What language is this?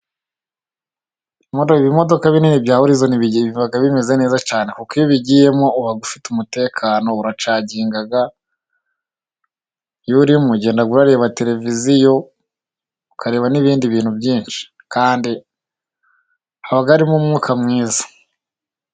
Kinyarwanda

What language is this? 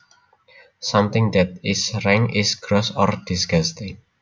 Javanese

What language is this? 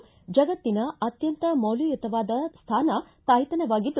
Kannada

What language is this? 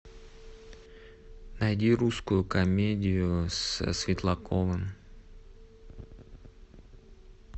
Russian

